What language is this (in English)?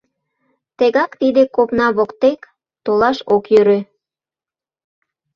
Mari